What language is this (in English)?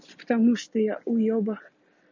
Russian